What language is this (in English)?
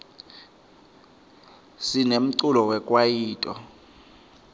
Swati